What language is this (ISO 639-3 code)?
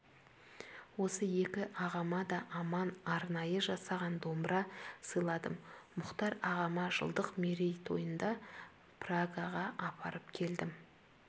kaz